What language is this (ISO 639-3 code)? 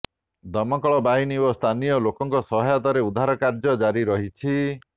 ori